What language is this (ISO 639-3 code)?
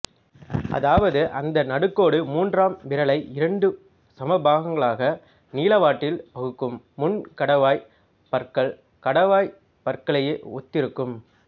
tam